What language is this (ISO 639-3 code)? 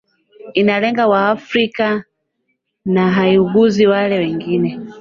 swa